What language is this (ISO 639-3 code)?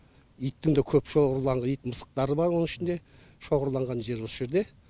kaz